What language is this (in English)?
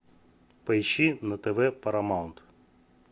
Russian